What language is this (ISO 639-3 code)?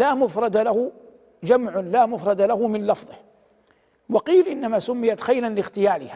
ara